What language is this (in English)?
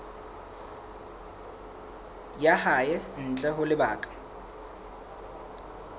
Southern Sotho